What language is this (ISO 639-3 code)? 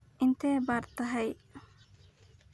som